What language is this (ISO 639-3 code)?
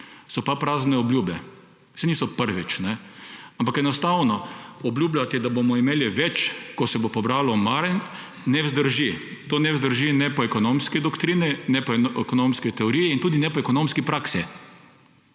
slv